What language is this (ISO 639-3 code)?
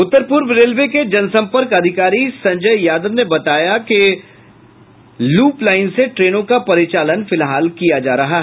hin